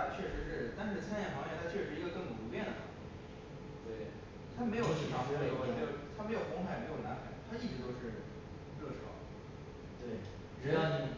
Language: Chinese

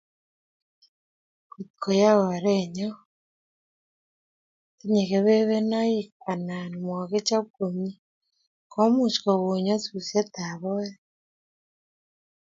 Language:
Kalenjin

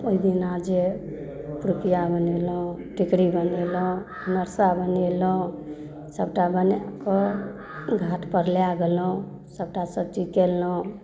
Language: Maithili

